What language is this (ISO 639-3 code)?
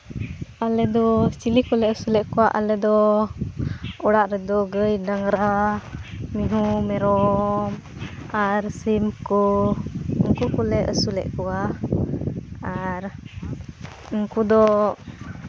sat